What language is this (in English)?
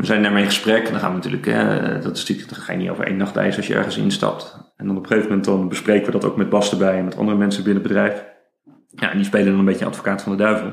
Dutch